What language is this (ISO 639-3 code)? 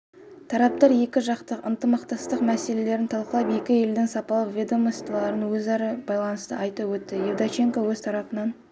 kaz